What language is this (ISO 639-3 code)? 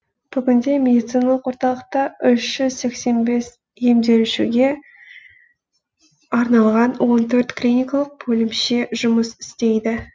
kaz